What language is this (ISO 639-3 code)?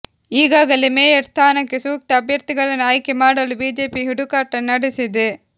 kan